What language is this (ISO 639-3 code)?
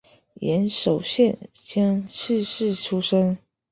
zho